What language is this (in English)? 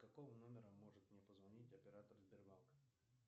Russian